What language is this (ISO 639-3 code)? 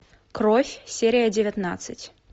rus